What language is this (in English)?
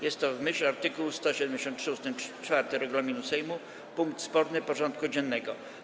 Polish